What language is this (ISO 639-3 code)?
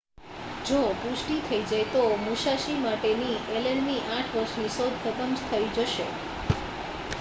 guj